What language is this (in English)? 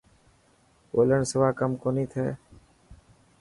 Dhatki